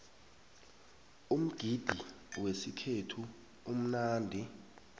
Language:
South Ndebele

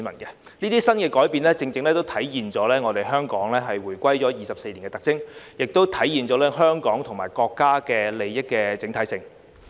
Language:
Cantonese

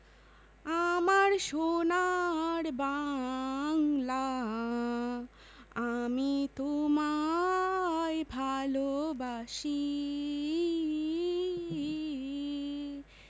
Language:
Bangla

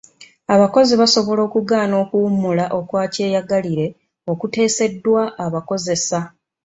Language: Ganda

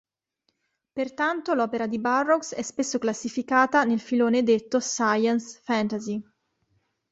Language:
Italian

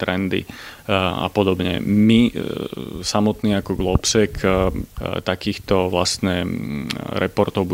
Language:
Slovak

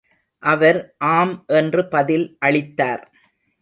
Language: Tamil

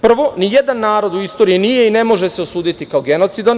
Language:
Serbian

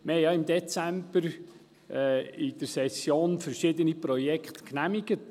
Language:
Swiss German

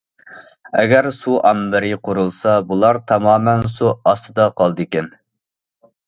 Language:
Uyghur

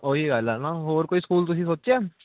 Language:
Punjabi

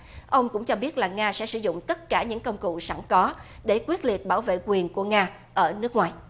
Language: Vietnamese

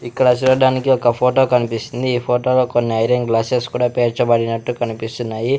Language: Telugu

